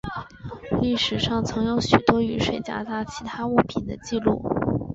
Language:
Chinese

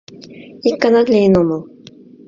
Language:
Mari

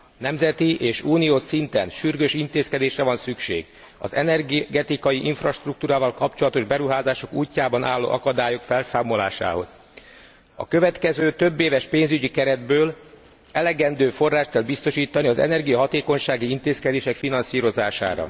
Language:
Hungarian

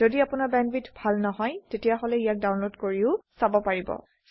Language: Assamese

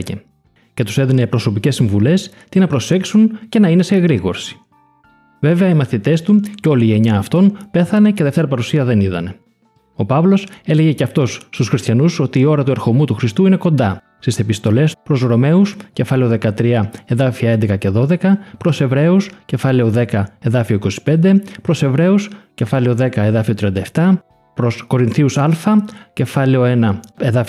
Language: Greek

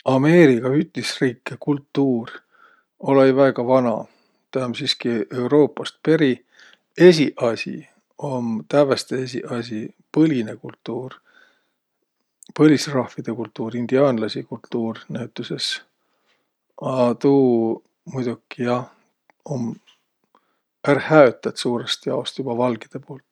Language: Võro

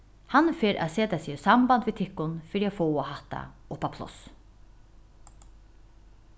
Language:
Faroese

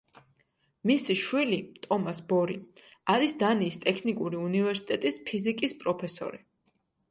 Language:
Georgian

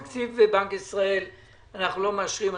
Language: Hebrew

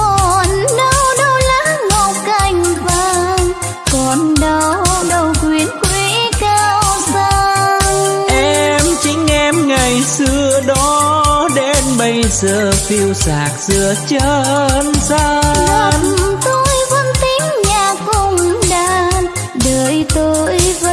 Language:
Vietnamese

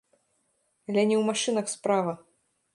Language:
Belarusian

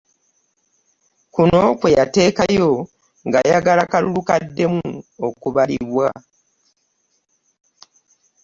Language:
Ganda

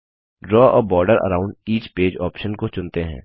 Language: Hindi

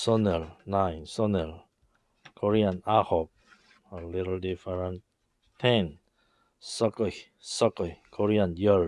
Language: English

